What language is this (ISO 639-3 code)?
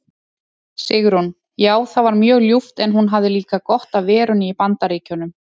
isl